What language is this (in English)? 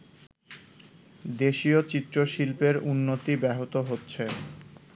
Bangla